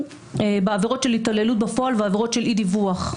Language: Hebrew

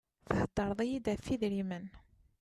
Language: Kabyle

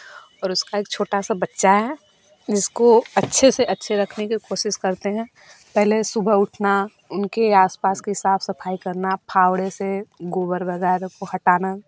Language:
Hindi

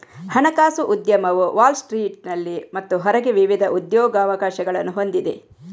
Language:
Kannada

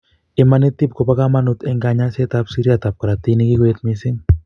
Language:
Kalenjin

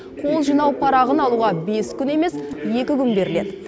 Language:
Kazakh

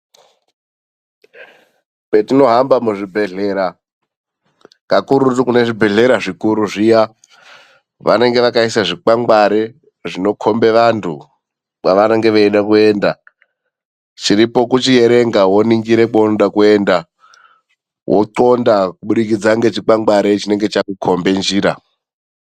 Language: Ndau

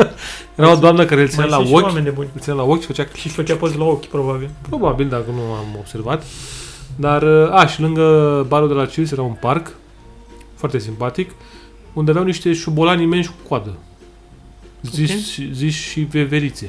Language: Romanian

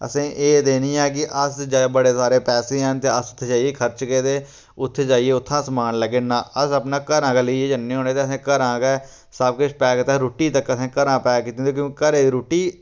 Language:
Dogri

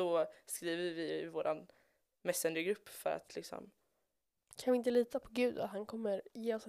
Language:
Swedish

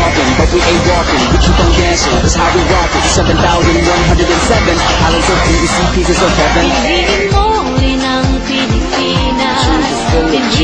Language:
Filipino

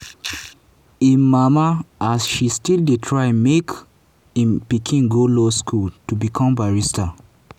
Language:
Nigerian Pidgin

